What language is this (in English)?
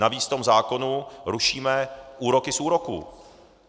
Czech